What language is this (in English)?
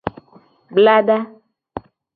Gen